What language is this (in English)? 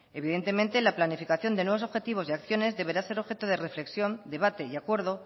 Spanish